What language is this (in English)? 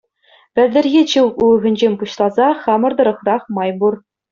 Chuvash